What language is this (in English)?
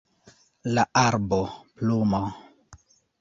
Esperanto